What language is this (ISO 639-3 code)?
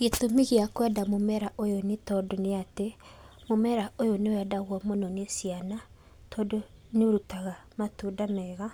kik